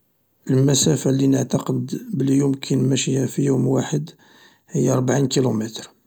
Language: Algerian Arabic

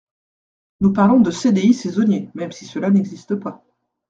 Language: French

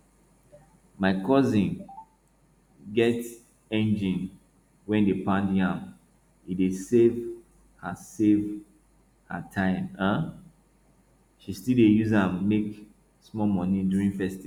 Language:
Nigerian Pidgin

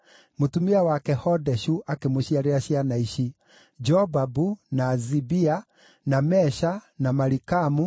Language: Kikuyu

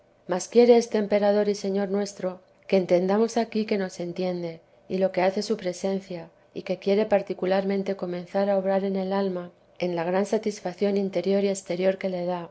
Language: Spanish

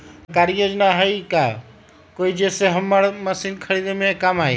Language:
Magahi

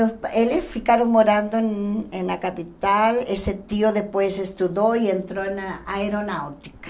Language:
Portuguese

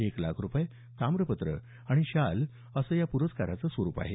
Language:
Marathi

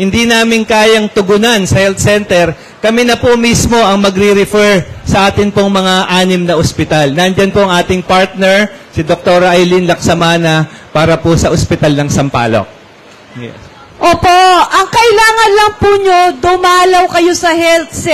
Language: Filipino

